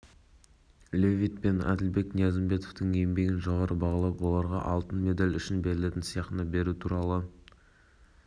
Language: Kazakh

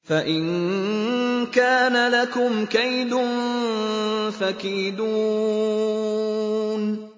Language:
Arabic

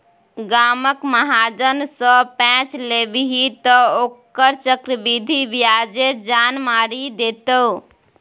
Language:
Maithili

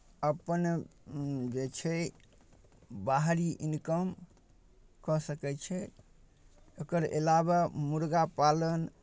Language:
Maithili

